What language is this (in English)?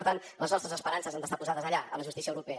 Catalan